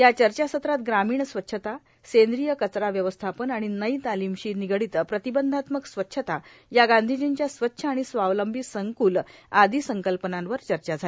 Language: Marathi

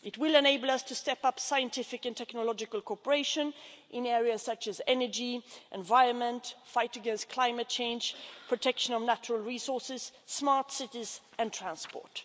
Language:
English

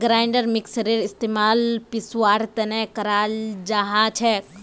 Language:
Magahi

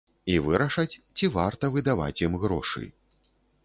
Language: Belarusian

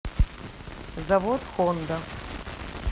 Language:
Russian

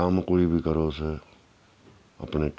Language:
Dogri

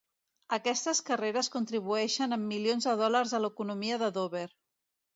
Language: Catalan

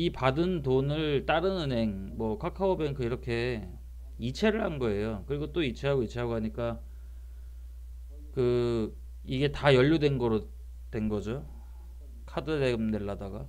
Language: Korean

